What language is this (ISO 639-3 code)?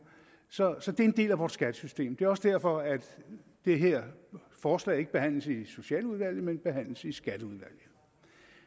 dan